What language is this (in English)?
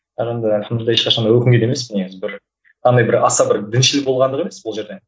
Kazakh